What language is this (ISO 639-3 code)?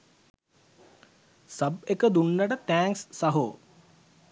sin